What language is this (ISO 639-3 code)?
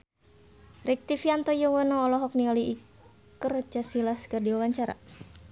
sun